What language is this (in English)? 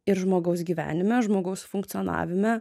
Lithuanian